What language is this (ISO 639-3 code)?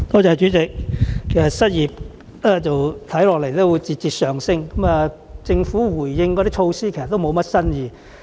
yue